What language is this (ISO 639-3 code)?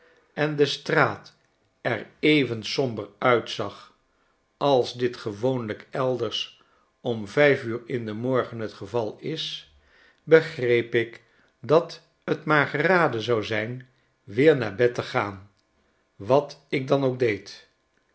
nld